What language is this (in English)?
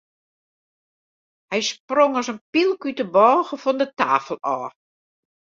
Western Frisian